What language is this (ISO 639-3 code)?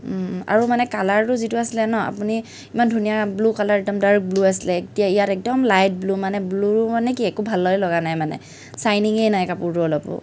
asm